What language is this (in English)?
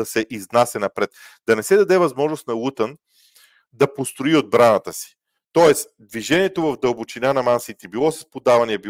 Bulgarian